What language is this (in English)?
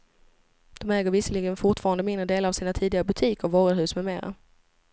Swedish